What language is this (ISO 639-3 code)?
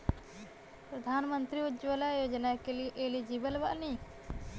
bho